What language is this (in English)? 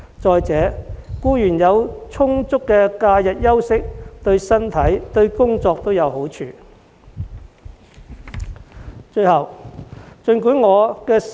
Cantonese